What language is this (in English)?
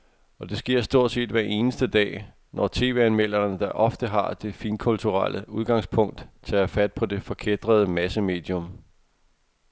Danish